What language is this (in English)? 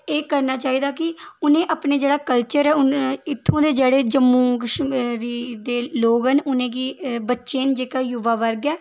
Dogri